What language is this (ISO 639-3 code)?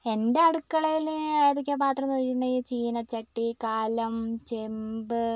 mal